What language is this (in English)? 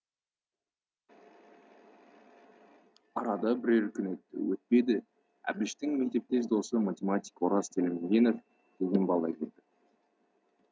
Kazakh